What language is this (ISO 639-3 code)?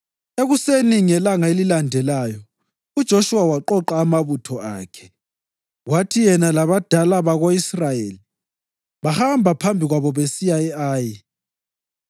nde